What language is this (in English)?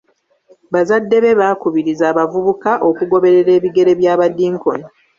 Ganda